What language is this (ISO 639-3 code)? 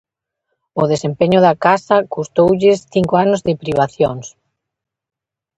glg